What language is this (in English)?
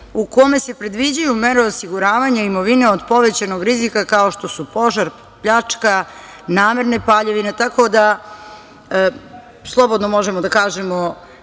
Serbian